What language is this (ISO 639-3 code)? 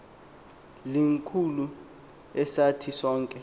xho